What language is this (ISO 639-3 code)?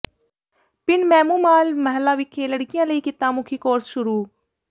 pan